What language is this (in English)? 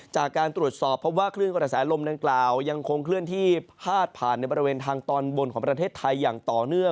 Thai